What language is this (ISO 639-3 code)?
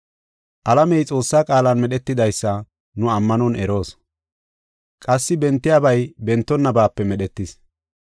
gof